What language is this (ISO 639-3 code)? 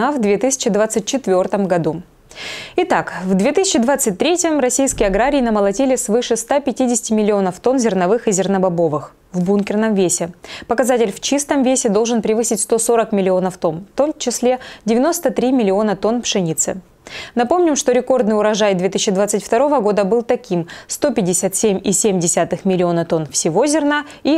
rus